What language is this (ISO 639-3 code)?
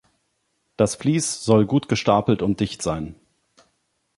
deu